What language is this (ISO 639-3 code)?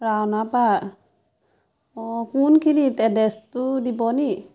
asm